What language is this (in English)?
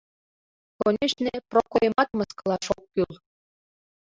Mari